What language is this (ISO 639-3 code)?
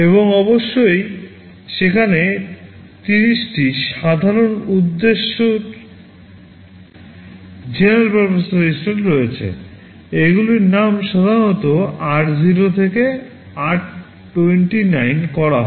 ben